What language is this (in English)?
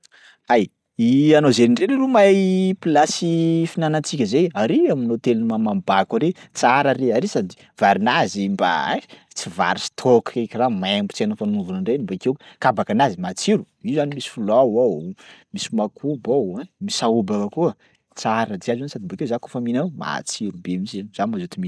Sakalava Malagasy